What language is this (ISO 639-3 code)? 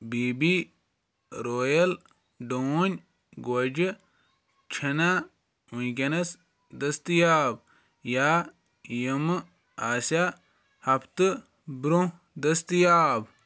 kas